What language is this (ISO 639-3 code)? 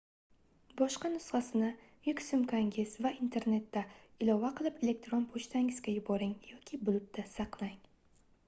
uzb